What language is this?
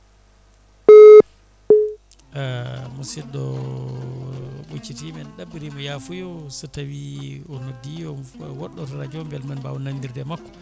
Fula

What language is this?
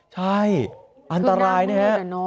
Thai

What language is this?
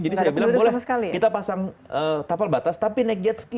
Indonesian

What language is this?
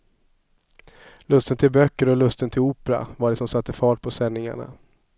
Swedish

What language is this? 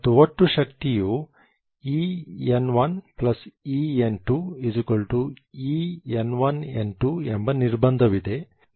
Kannada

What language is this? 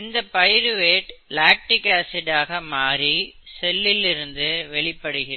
Tamil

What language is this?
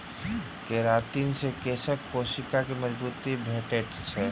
Maithili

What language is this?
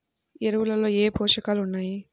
Telugu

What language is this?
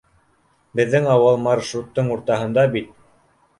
Bashkir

